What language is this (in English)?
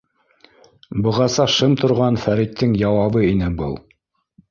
Bashkir